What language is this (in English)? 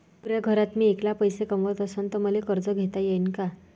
Marathi